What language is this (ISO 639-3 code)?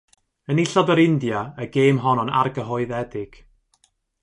cym